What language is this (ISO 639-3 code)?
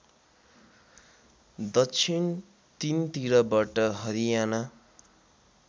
nep